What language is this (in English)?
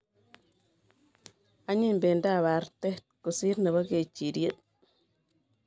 Kalenjin